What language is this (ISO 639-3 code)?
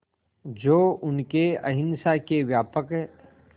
hin